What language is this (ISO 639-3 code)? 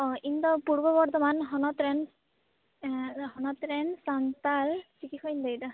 sat